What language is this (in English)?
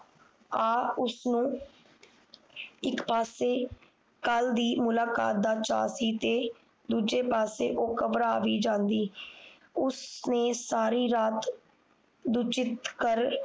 Punjabi